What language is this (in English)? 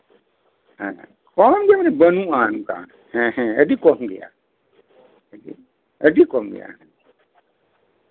Santali